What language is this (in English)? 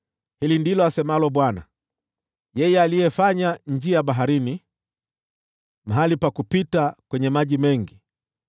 Swahili